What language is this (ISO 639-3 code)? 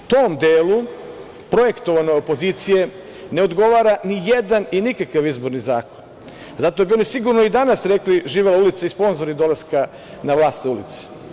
srp